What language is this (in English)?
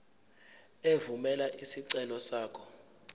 Zulu